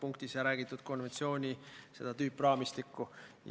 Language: Estonian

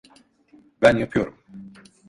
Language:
Turkish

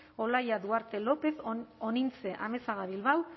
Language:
Basque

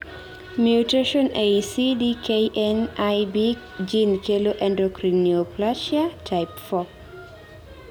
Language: Luo (Kenya and Tanzania)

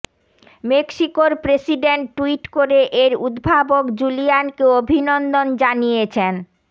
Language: Bangla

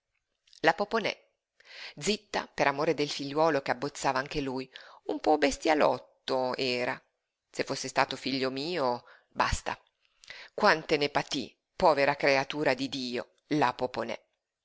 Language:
Italian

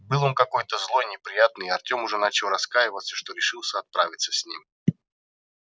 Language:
Russian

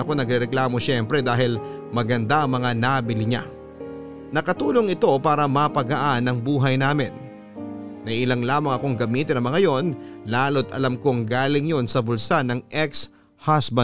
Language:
Filipino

